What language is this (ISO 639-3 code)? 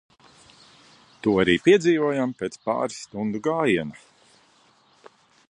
lav